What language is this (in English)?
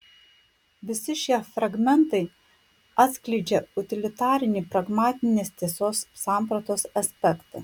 Lithuanian